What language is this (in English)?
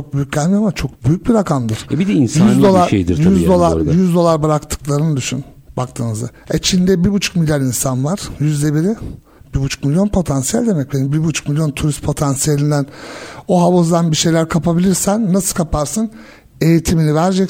Turkish